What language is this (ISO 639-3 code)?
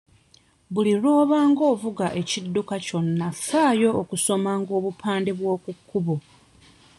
lug